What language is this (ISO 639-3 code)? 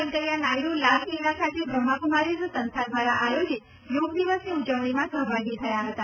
guj